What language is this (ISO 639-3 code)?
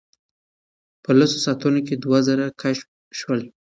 pus